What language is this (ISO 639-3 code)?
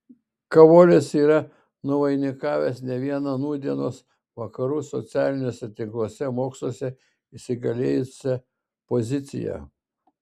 lit